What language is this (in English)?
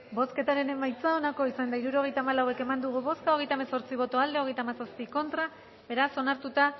Basque